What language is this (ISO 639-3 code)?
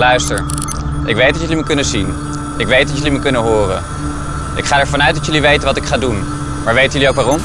nld